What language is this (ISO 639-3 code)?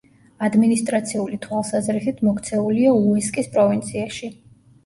kat